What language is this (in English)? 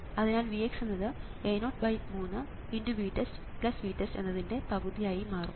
Malayalam